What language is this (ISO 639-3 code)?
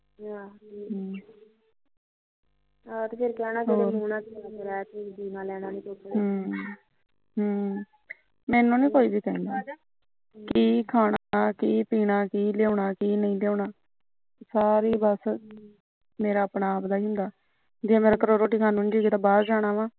pan